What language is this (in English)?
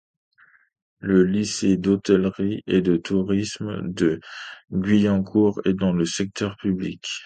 French